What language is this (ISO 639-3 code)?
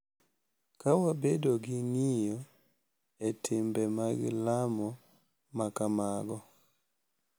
luo